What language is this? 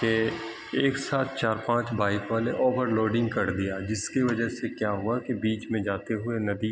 Urdu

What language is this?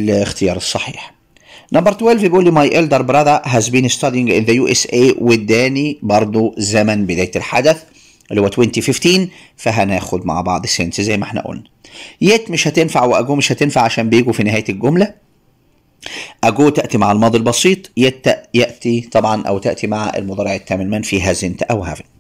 Arabic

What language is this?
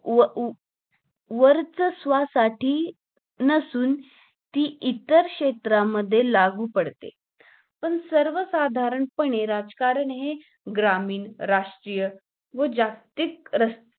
Marathi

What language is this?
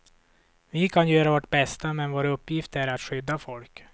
Swedish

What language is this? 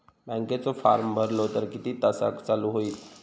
Marathi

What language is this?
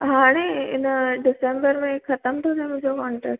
Sindhi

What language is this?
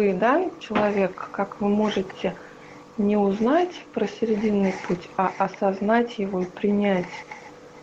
Russian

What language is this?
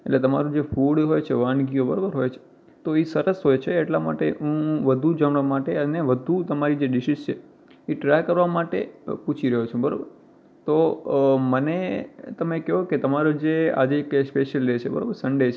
Gujarati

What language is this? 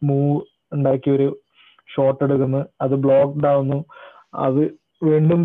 Malayalam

